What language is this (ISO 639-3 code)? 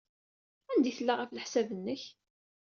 kab